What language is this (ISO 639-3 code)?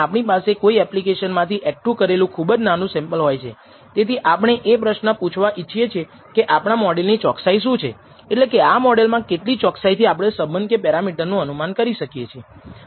guj